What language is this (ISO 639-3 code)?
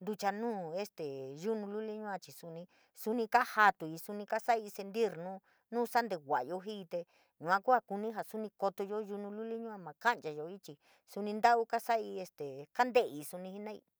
mig